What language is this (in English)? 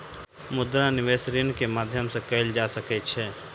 Maithili